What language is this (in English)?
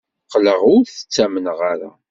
Kabyle